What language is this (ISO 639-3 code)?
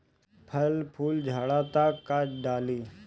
bho